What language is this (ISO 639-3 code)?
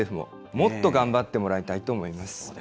jpn